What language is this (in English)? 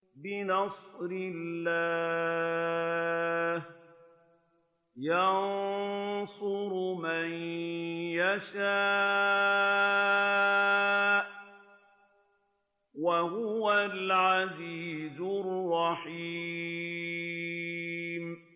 Arabic